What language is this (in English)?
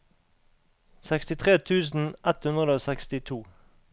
Norwegian